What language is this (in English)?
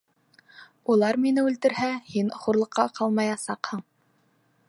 Bashkir